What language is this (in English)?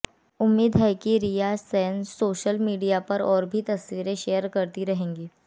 Hindi